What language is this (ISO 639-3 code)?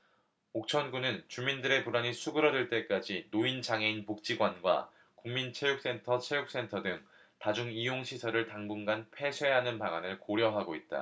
kor